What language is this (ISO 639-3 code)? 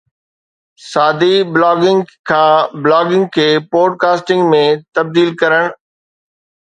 snd